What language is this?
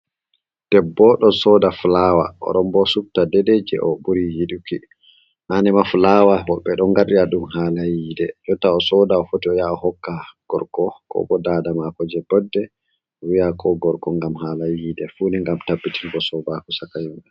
Fula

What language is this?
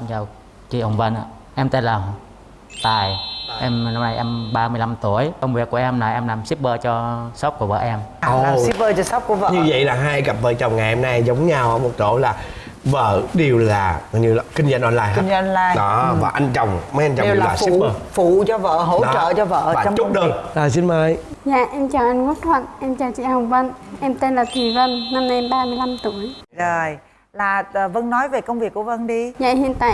Vietnamese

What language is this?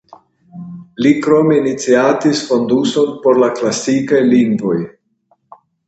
Esperanto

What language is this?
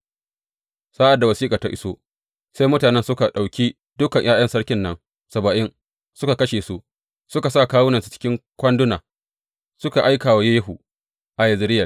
Hausa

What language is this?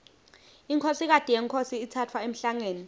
Swati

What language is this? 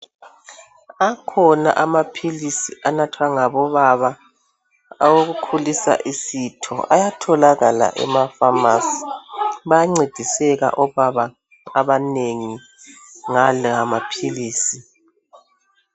North Ndebele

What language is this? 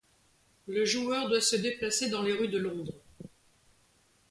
French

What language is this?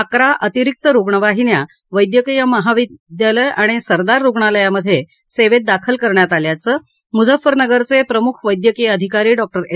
Marathi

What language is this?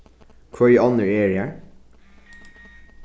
Faroese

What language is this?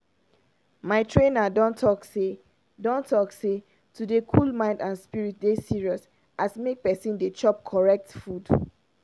Nigerian Pidgin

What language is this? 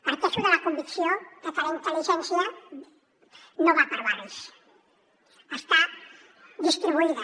Catalan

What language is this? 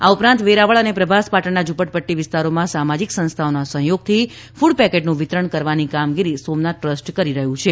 Gujarati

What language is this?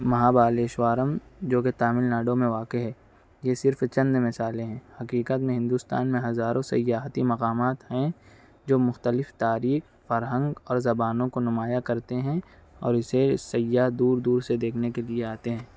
Urdu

